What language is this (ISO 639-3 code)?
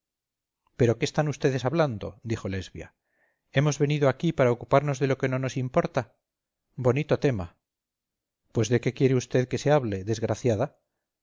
spa